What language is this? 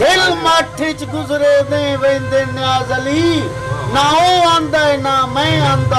Urdu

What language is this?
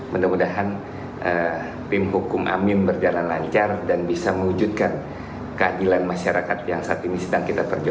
Indonesian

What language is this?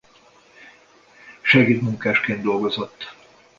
Hungarian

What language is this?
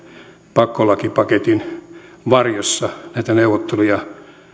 Finnish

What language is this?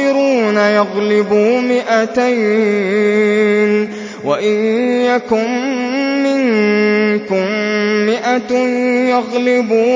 Arabic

